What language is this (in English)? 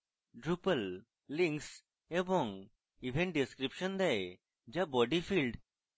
Bangla